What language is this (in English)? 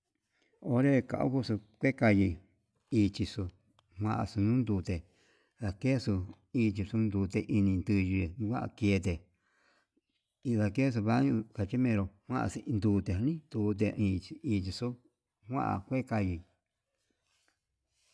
Yutanduchi Mixtec